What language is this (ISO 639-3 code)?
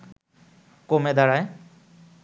ben